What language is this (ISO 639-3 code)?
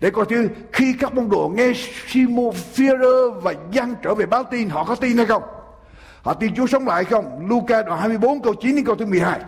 vie